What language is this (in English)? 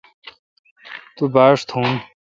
Kalkoti